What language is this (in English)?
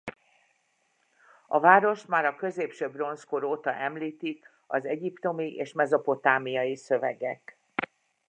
Hungarian